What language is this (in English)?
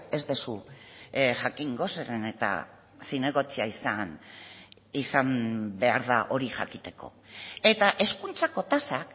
Basque